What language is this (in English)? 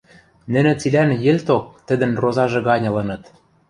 Western Mari